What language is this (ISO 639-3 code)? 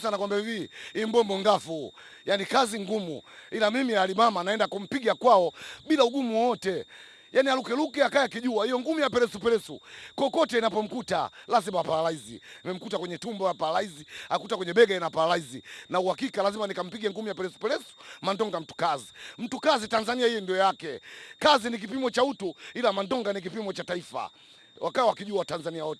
swa